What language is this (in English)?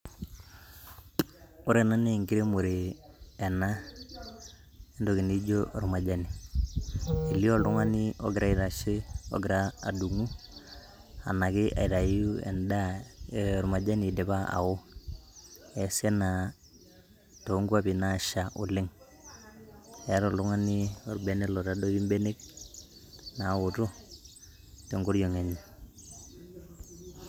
Masai